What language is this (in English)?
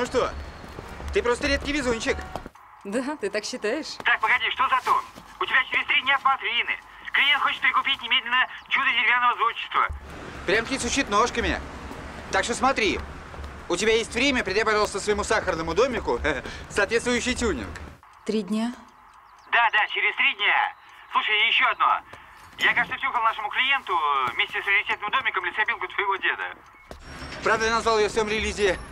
Russian